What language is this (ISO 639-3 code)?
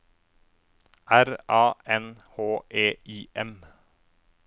nor